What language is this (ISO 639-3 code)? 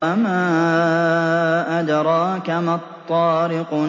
ara